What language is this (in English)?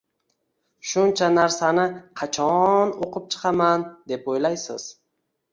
Uzbek